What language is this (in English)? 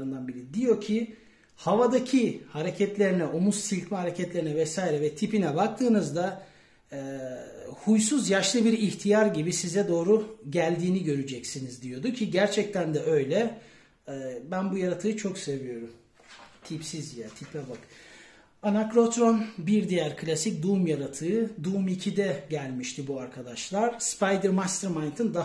Turkish